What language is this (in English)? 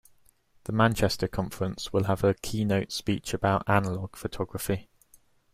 English